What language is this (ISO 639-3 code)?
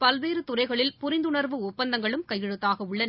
tam